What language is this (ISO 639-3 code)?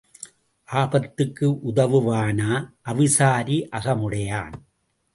tam